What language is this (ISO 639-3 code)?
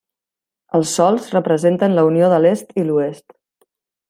cat